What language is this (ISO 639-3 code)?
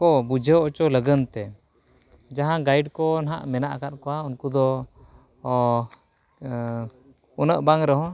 sat